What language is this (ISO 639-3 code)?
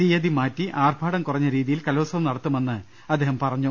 mal